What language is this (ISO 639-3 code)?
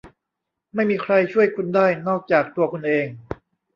tha